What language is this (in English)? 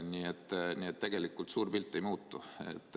Estonian